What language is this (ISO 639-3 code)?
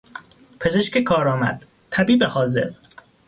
fas